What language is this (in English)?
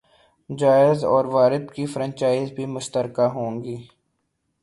Urdu